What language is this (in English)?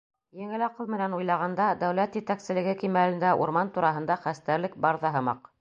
Bashkir